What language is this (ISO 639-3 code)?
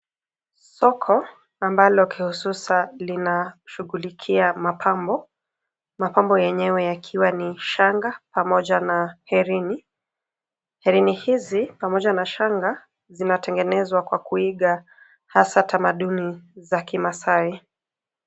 swa